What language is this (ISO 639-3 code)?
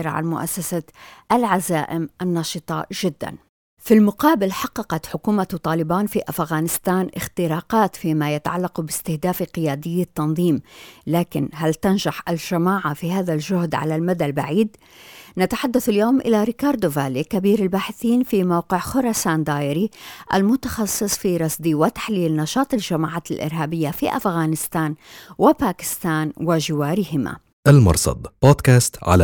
ara